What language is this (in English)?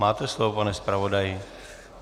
Czech